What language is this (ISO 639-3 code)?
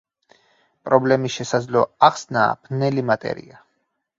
kat